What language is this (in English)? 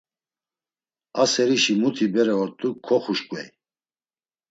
Laz